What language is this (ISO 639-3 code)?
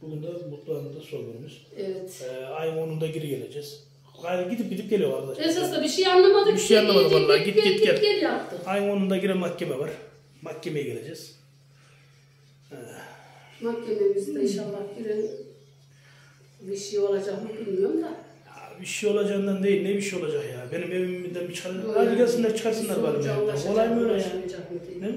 tur